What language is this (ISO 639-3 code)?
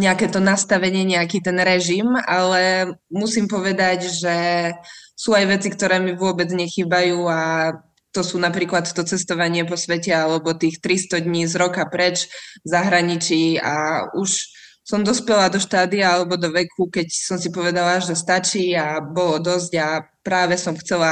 slk